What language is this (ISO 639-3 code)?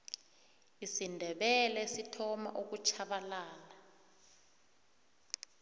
nbl